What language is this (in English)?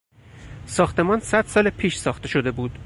Persian